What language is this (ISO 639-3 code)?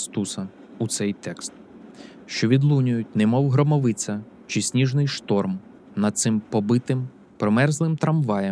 ukr